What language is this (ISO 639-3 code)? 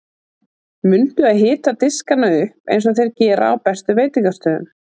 isl